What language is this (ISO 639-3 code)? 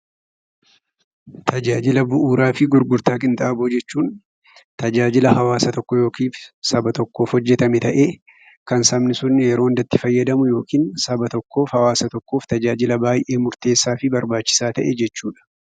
orm